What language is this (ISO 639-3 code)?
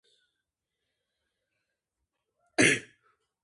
kat